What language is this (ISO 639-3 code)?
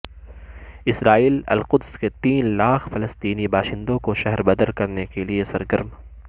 urd